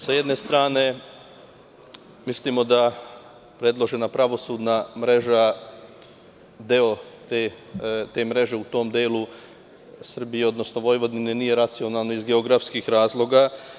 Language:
Serbian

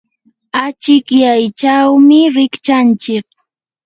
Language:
Yanahuanca Pasco Quechua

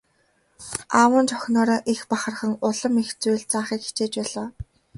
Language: Mongolian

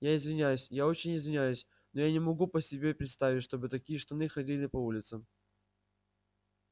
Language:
Russian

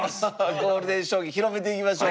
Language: Japanese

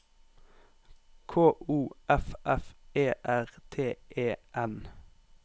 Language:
Norwegian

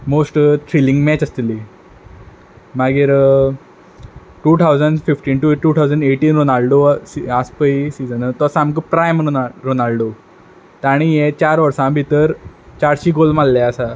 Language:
Konkani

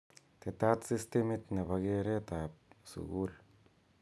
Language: Kalenjin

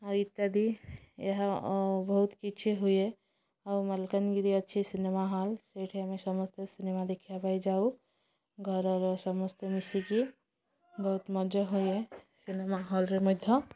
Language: Odia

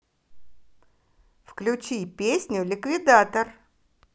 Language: Russian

